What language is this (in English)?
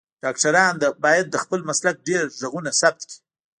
Pashto